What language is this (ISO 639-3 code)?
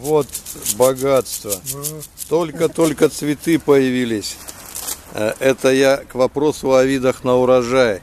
rus